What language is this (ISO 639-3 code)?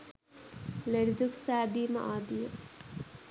sin